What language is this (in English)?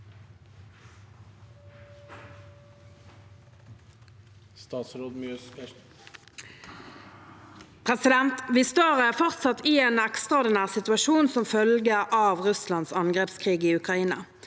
Norwegian